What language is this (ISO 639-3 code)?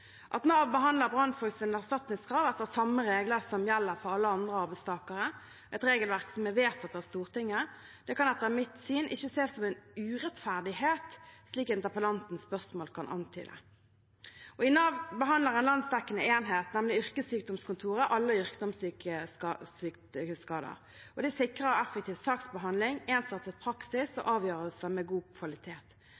nob